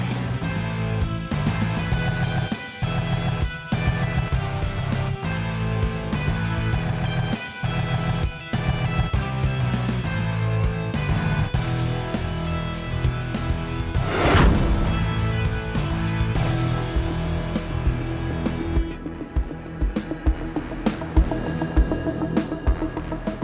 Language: Indonesian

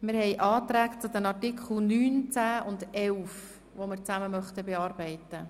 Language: Swiss German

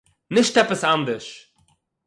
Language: Yiddish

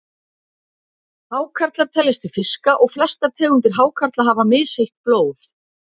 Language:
Icelandic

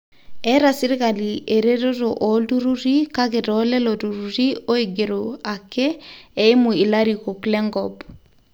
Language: Masai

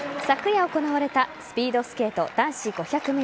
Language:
Japanese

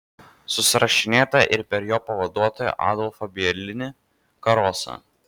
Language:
Lithuanian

